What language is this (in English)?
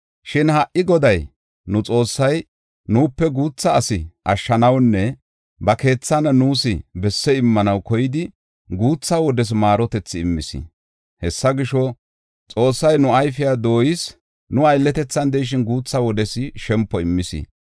Gofa